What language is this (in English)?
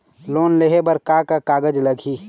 Chhattisgarhi